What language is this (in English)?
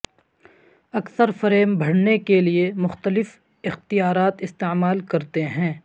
Urdu